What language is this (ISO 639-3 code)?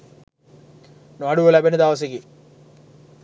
sin